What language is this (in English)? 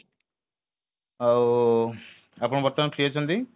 Odia